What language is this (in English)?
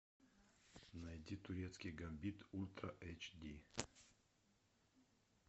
Russian